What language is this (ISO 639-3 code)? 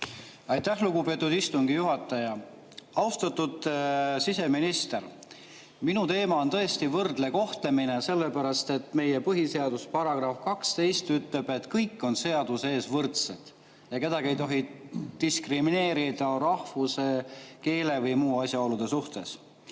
est